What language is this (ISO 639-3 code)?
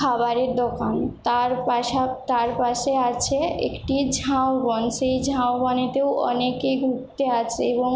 ben